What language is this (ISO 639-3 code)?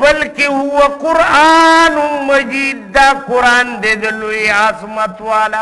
ind